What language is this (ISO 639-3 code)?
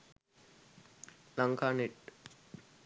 sin